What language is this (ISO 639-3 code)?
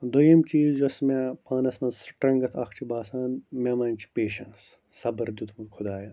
kas